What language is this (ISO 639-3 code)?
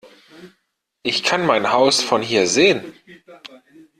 deu